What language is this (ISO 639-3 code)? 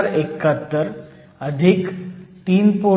mar